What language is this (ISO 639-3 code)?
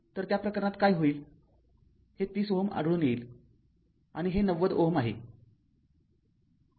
mar